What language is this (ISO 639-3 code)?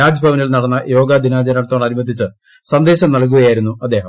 mal